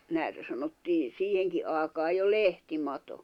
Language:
Finnish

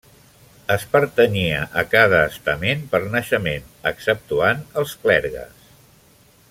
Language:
Catalan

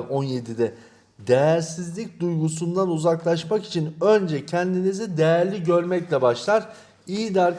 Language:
Turkish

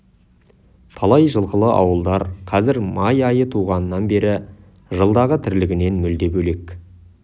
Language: Kazakh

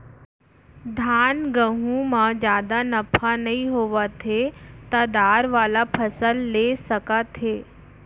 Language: Chhattisgarhi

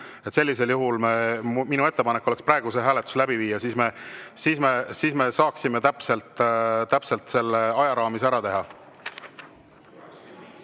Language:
Estonian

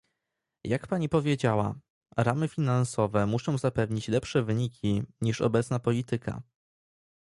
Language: Polish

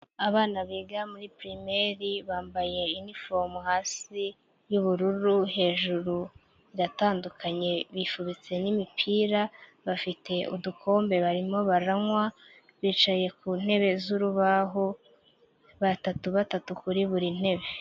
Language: Kinyarwanda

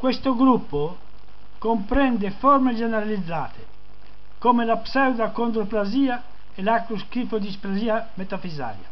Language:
Italian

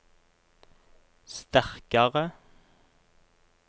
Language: Norwegian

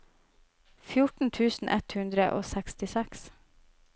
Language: Norwegian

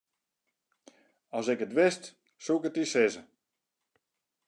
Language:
Western Frisian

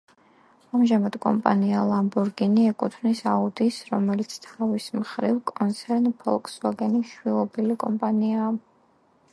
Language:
Georgian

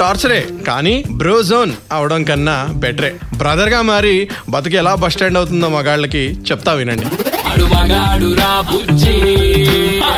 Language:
Telugu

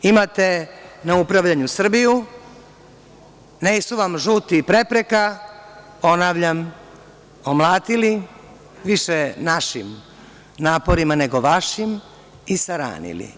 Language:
Serbian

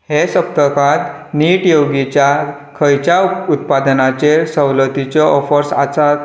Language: Konkani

